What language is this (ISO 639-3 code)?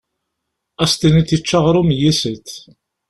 kab